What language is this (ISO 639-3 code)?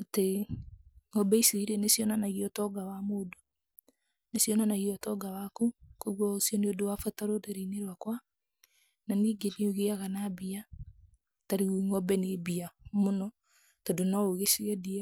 kik